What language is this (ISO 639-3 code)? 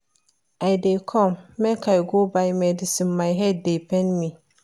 pcm